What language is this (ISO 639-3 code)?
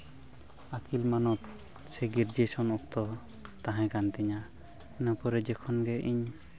sat